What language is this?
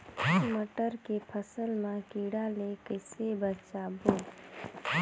Chhattisgarhi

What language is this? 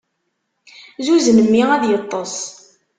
Kabyle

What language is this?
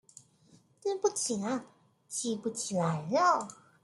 Chinese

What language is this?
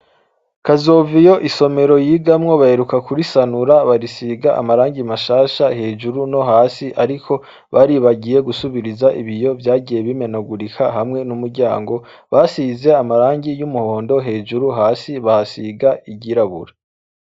Rundi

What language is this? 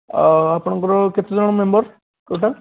Odia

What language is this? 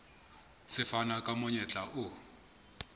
Southern Sotho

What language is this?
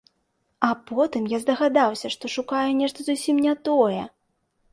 Belarusian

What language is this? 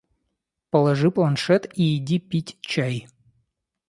Russian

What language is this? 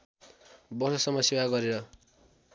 Nepali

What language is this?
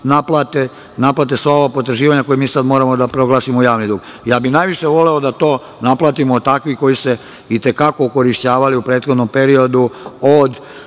Serbian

